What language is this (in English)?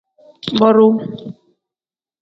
Tem